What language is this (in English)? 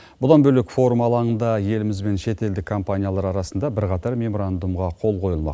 Kazakh